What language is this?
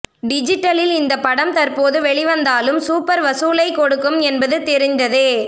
Tamil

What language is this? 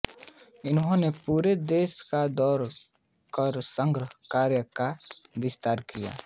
Hindi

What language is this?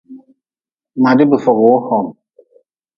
Nawdm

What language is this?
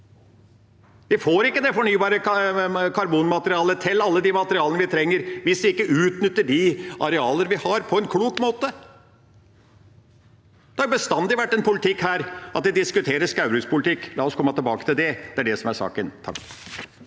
Norwegian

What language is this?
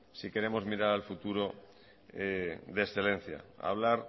Spanish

